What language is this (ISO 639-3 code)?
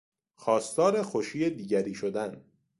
fas